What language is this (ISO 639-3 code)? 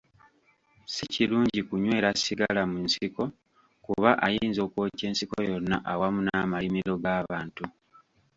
lug